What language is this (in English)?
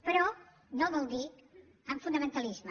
Catalan